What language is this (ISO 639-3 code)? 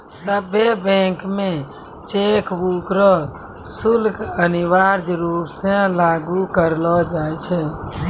mai